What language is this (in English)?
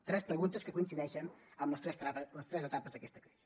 Catalan